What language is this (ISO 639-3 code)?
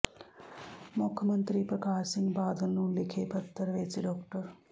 pan